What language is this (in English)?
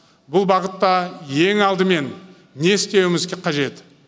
Kazakh